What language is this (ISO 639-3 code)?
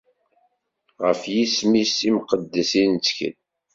kab